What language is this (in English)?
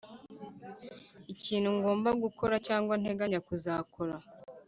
Kinyarwanda